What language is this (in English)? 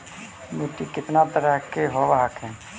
Magahi